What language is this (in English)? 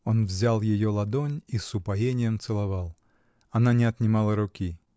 Russian